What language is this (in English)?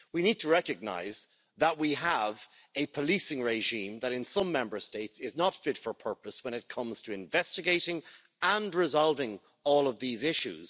English